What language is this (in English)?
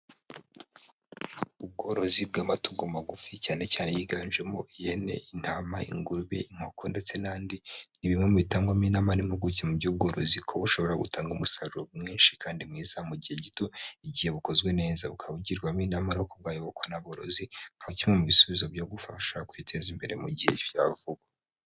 Kinyarwanda